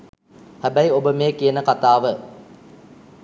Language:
Sinhala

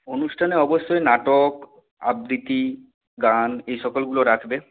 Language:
Bangla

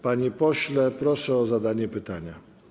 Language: Polish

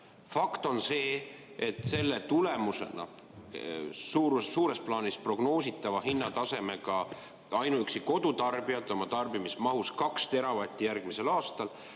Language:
Estonian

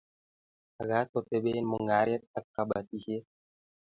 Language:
Kalenjin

